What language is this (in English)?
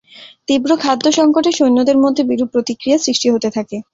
Bangla